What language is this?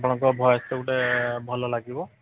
Odia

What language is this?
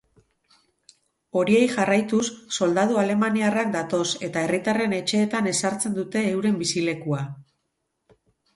Basque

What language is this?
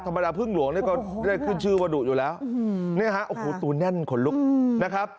Thai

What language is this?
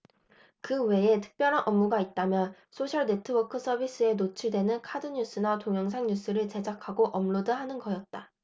Korean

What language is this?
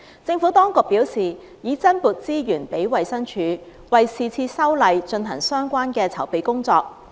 Cantonese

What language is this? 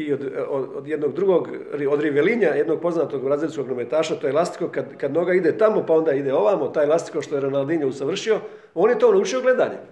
Croatian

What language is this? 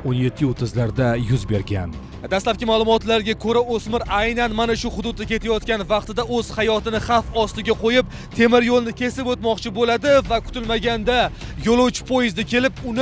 Turkish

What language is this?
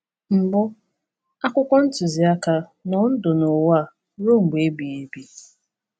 Igbo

